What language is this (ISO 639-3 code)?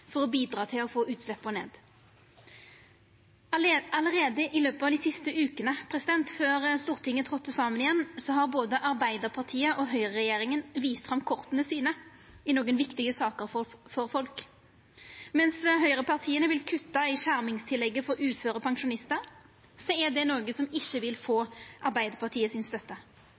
nno